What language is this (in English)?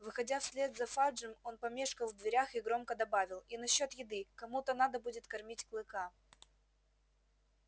Russian